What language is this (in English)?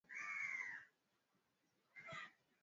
Swahili